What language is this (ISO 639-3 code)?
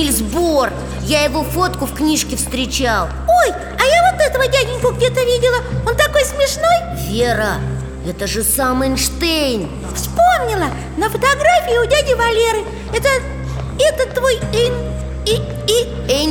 rus